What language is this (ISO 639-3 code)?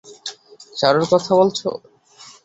ben